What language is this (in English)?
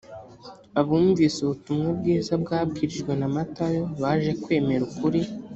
Kinyarwanda